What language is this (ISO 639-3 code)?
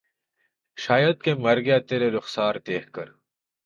urd